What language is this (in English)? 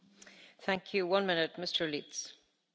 German